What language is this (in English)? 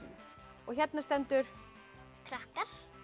Icelandic